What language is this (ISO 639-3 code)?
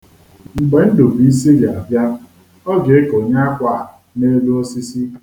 ibo